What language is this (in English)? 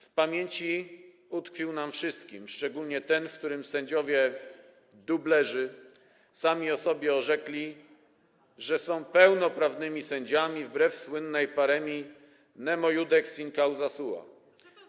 Polish